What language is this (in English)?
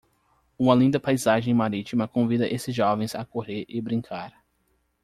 Portuguese